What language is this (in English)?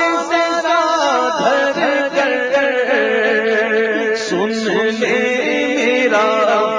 Arabic